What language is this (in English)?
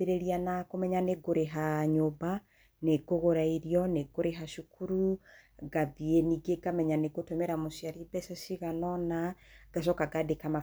Kikuyu